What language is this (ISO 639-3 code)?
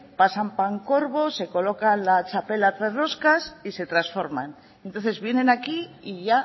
spa